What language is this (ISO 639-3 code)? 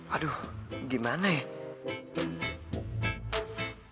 ind